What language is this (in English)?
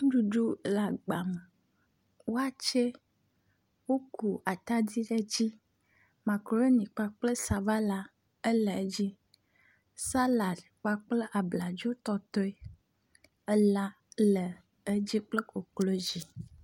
Ewe